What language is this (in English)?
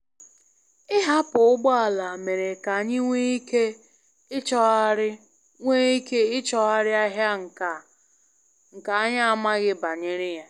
Igbo